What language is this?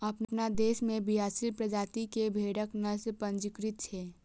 Maithili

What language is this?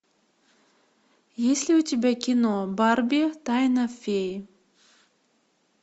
Russian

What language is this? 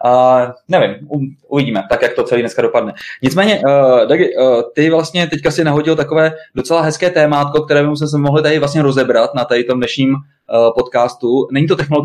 Czech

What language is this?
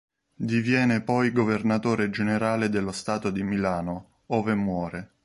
Italian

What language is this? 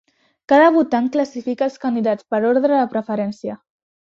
Catalan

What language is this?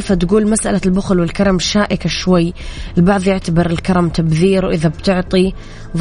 Arabic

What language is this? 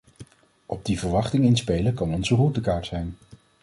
Dutch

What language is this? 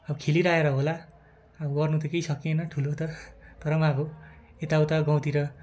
Nepali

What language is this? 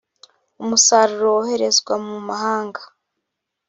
Kinyarwanda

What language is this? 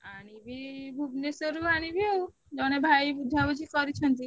Odia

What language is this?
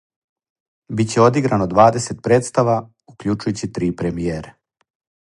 Serbian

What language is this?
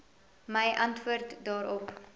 Afrikaans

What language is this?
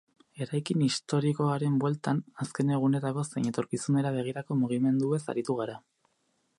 Basque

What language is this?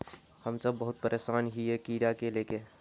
Magahi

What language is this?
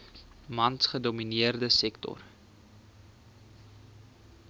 Afrikaans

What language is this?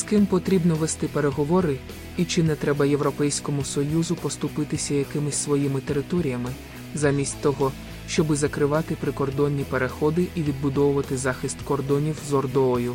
Ukrainian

